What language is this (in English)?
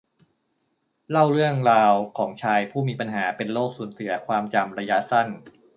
Thai